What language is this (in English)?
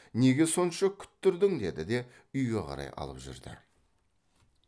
Kazakh